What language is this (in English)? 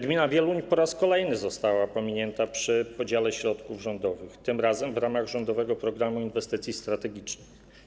Polish